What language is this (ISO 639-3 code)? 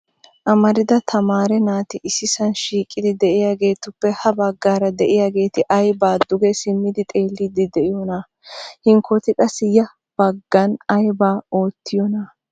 wal